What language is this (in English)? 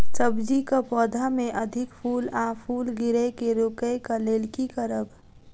Maithili